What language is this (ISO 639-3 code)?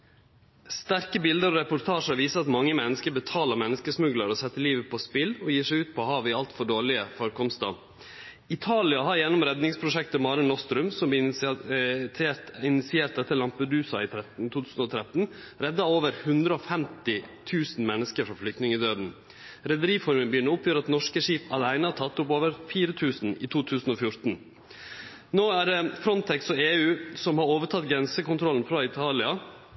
nno